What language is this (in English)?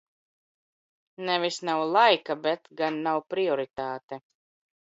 Latvian